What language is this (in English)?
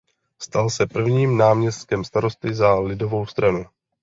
Czech